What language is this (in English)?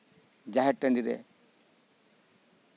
Santali